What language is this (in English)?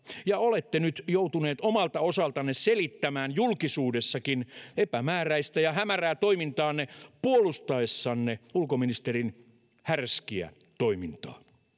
Finnish